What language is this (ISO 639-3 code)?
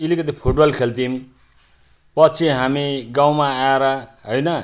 nep